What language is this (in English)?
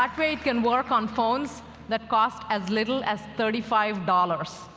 English